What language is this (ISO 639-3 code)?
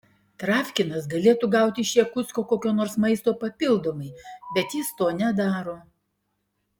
lit